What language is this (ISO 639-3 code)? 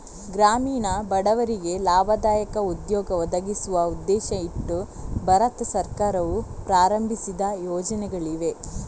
kan